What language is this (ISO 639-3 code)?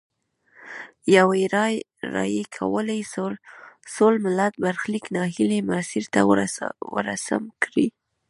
pus